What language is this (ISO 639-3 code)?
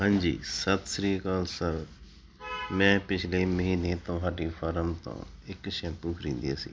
pan